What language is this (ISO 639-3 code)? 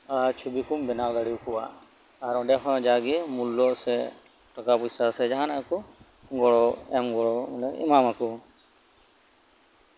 sat